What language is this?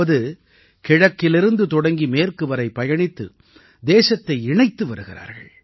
Tamil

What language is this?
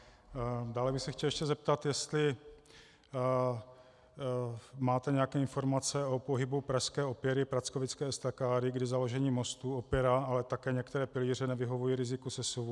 Czech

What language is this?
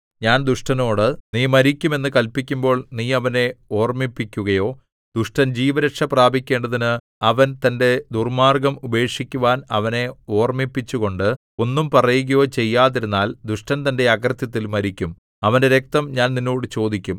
Malayalam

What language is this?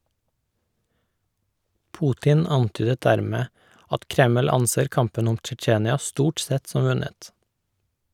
Norwegian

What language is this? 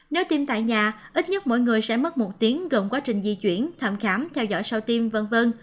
Vietnamese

